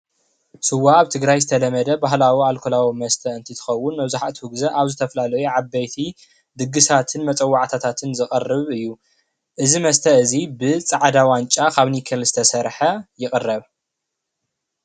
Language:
Tigrinya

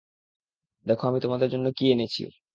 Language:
Bangla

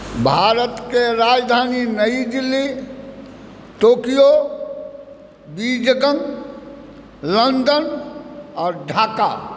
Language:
Maithili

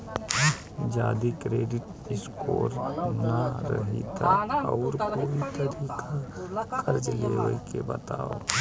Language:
Bhojpuri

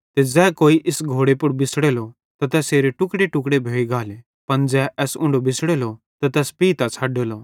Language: Bhadrawahi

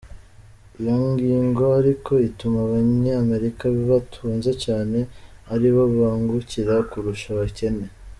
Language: Kinyarwanda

